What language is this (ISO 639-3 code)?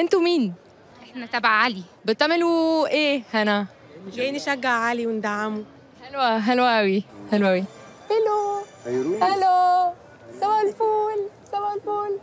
ara